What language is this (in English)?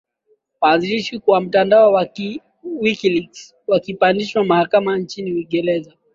Swahili